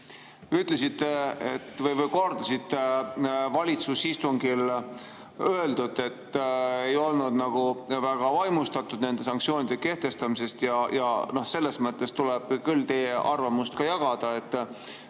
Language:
Estonian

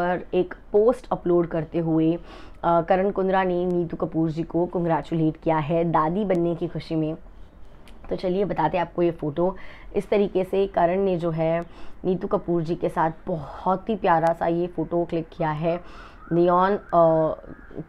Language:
Hindi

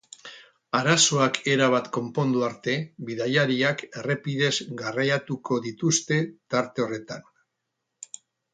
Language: Basque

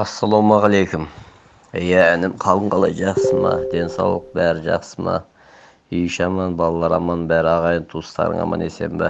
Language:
Turkish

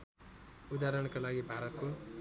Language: Nepali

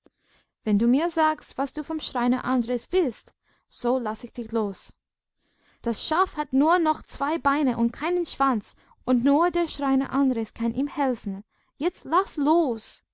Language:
German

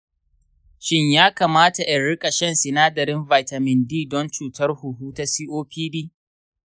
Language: Hausa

